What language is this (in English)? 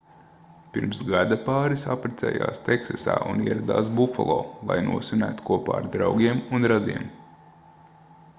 Latvian